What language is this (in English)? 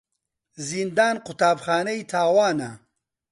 Central Kurdish